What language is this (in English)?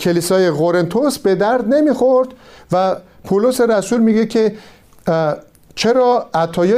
Persian